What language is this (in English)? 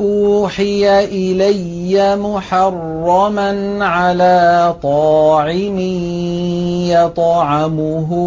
Arabic